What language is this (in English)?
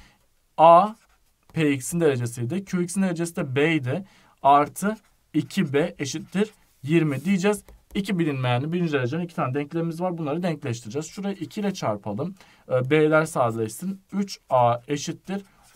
Turkish